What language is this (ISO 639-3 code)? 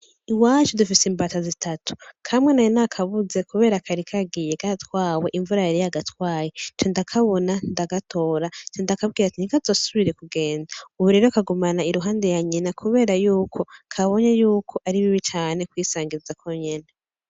run